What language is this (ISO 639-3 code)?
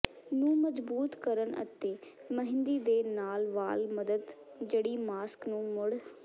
pan